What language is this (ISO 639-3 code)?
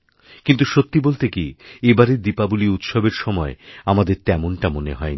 ben